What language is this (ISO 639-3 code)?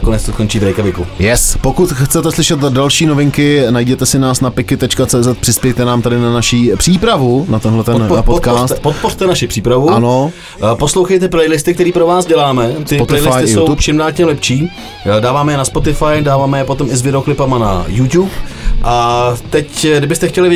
ces